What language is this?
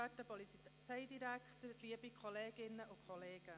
Swiss German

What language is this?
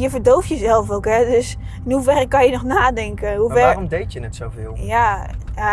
Dutch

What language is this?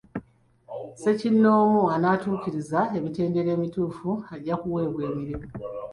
Ganda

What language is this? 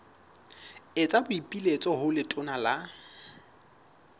Southern Sotho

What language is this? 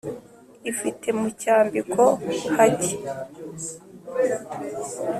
Kinyarwanda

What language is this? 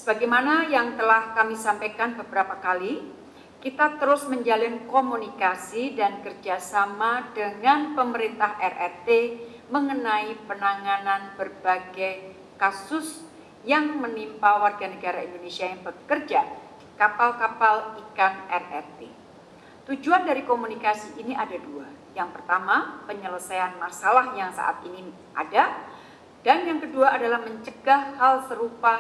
Indonesian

